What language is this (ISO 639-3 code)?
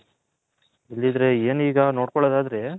kan